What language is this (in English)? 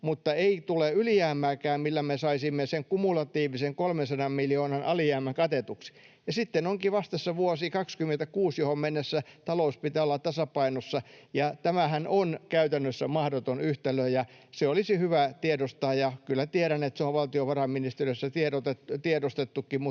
Finnish